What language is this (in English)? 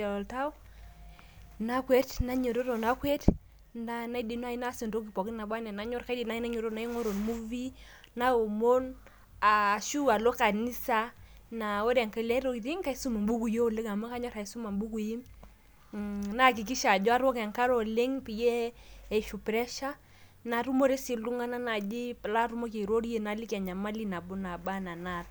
Masai